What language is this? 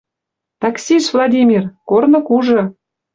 Western Mari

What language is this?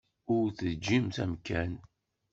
Kabyle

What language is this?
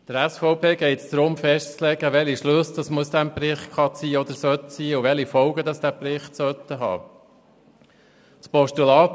Swiss German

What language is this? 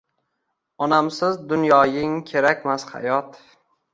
Uzbek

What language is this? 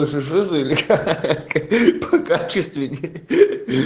Russian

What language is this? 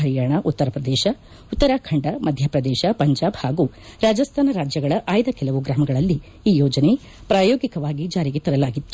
Kannada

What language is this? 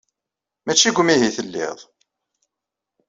Kabyle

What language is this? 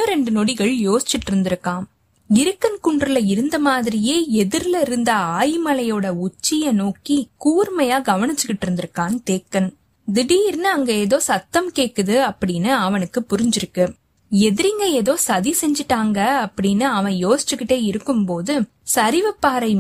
Tamil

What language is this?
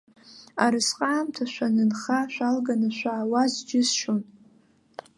Abkhazian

